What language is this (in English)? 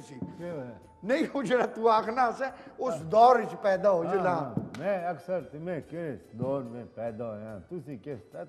Hindi